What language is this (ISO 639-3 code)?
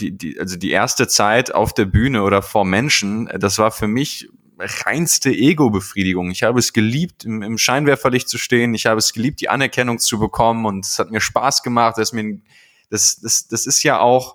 deu